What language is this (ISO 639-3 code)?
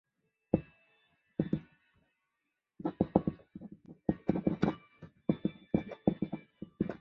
zho